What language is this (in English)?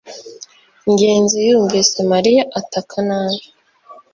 Kinyarwanda